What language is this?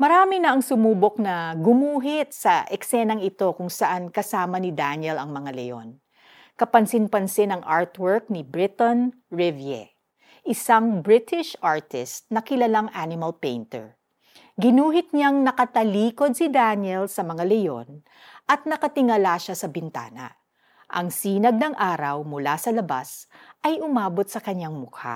Filipino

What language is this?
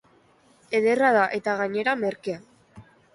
Basque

